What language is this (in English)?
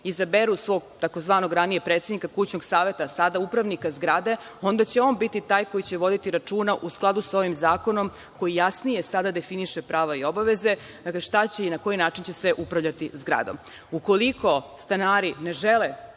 Serbian